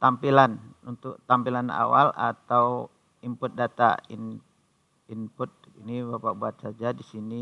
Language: Indonesian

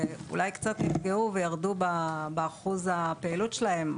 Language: Hebrew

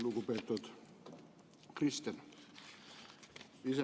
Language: Estonian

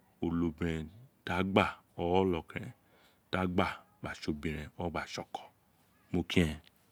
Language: Isekiri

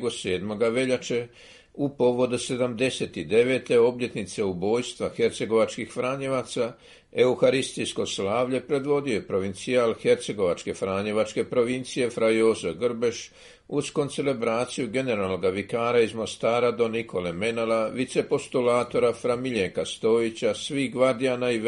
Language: Croatian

